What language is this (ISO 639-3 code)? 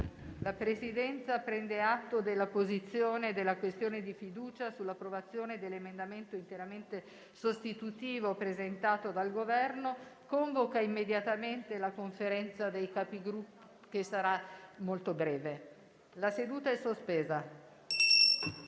ita